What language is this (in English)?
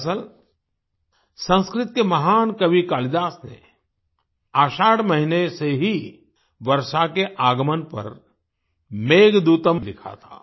Hindi